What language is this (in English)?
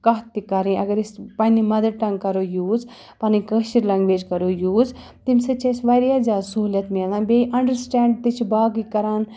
Kashmiri